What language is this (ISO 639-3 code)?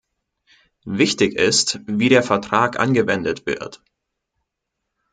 deu